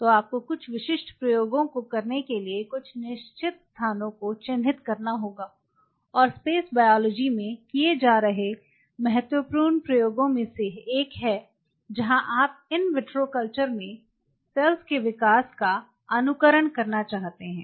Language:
Hindi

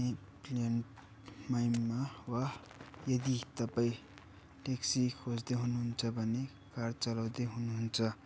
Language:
Nepali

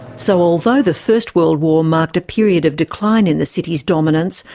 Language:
English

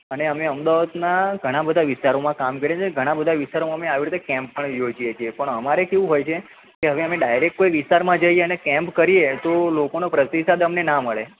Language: Gujarati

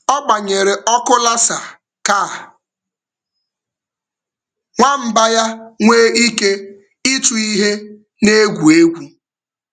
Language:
Igbo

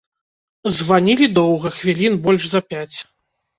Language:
Belarusian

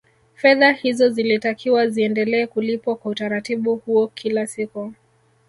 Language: Swahili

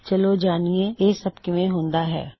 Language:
Punjabi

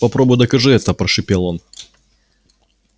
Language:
Russian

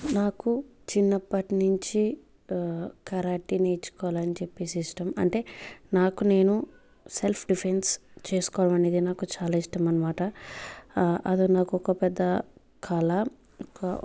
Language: Telugu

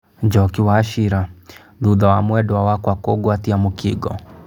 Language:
Kikuyu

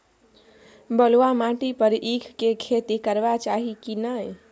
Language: Maithili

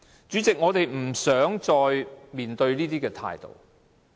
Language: Cantonese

